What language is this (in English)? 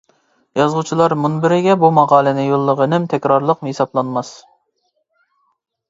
Uyghur